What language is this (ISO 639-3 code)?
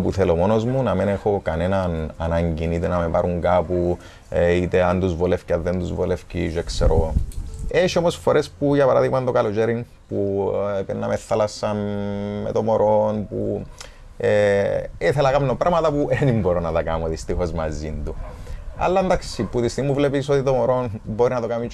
ell